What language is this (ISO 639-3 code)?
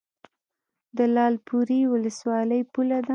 pus